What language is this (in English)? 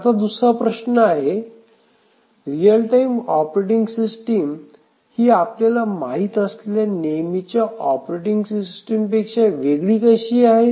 Marathi